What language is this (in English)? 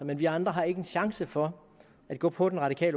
Danish